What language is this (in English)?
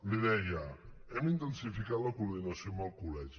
Catalan